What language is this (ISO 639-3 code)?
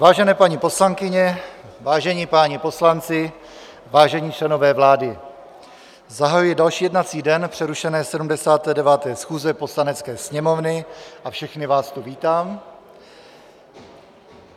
ces